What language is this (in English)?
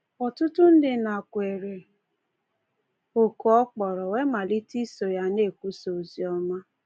Igbo